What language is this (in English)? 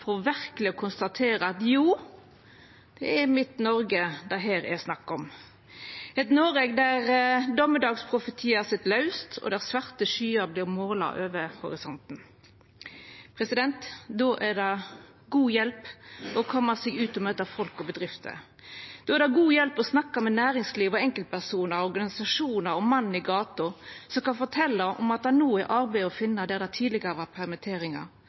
Norwegian Nynorsk